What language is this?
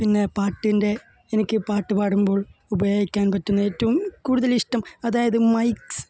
Malayalam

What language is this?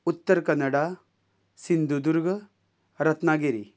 Konkani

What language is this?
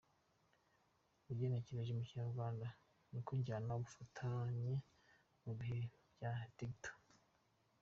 Kinyarwanda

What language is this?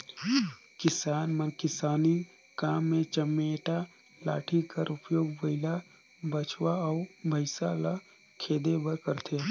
Chhattisgarhi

